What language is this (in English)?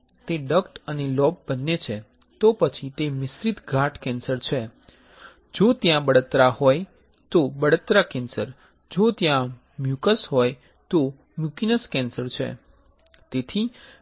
Gujarati